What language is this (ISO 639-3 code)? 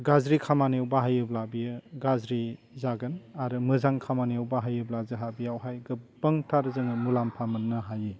brx